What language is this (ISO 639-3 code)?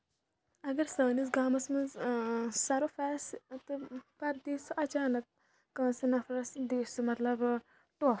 kas